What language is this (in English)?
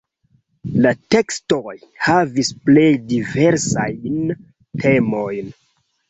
Esperanto